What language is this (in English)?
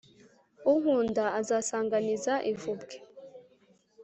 Kinyarwanda